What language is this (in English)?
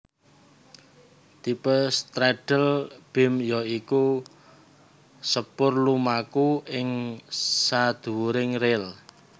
Javanese